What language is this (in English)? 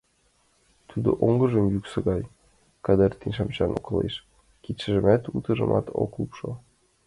Mari